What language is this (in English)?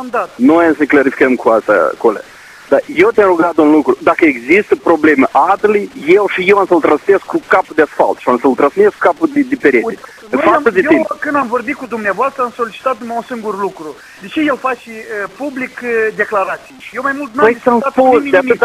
Romanian